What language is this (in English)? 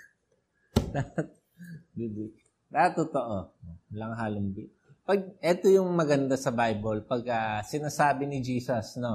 Filipino